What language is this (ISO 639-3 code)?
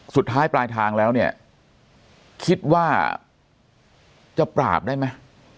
tha